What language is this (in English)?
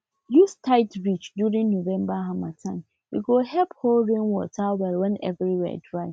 Nigerian Pidgin